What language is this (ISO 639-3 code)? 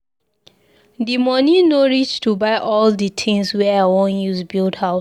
pcm